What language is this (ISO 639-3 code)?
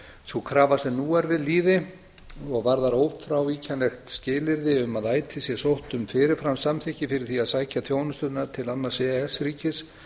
isl